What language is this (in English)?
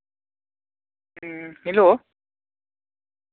Santali